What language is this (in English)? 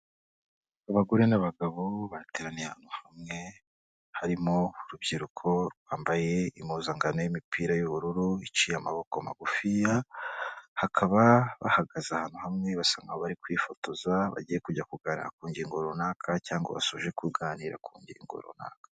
Kinyarwanda